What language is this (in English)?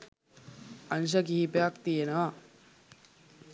Sinhala